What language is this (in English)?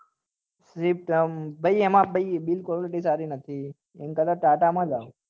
Gujarati